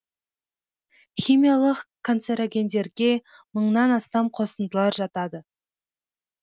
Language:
Kazakh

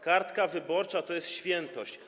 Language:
Polish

